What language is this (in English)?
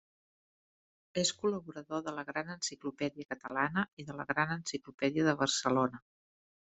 Catalan